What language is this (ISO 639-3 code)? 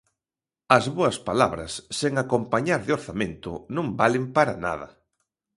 glg